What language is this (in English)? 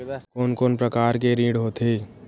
Chhattisgarhi